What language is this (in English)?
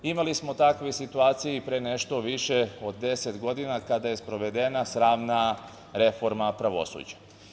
Serbian